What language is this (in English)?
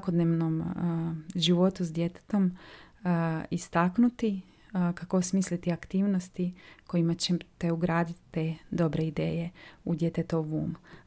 Croatian